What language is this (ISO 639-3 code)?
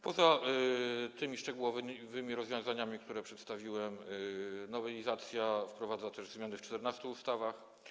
pol